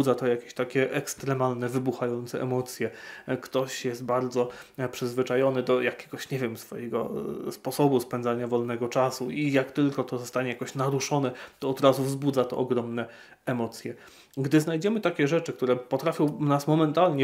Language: Polish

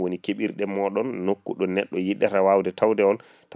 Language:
Fula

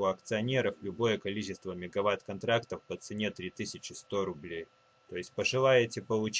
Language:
Russian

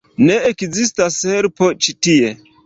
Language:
Esperanto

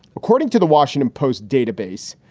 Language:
English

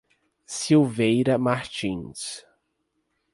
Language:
Portuguese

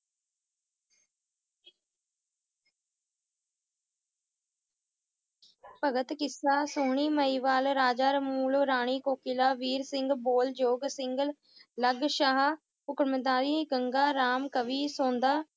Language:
Punjabi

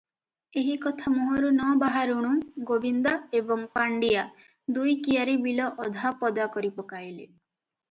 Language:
Odia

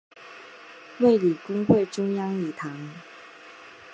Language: Chinese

